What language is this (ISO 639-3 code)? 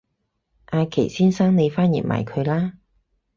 yue